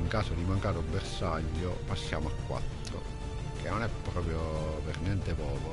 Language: Italian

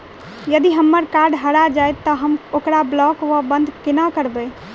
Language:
Maithili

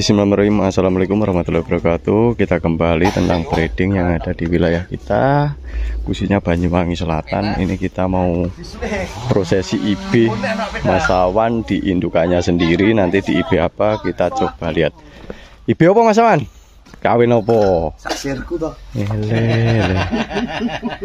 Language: Indonesian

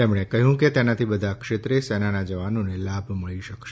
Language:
Gujarati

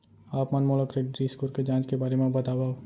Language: Chhattisgarhi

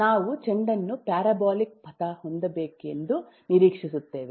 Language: Kannada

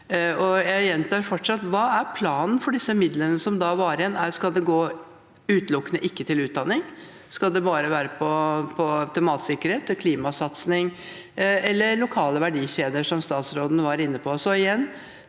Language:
Norwegian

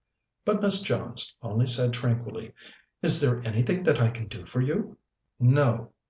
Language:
English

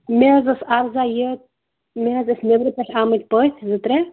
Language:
Kashmiri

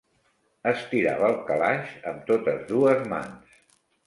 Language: Catalan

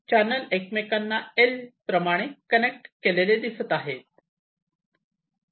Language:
Marathi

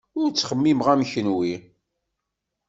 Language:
Kabyle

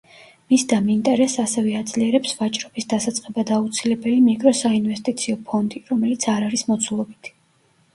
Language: Georgian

